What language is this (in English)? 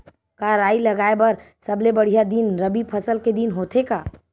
Chhattisgarhi